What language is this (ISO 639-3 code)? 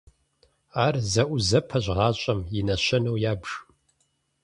kbd